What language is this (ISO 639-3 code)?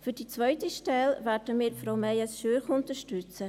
gsw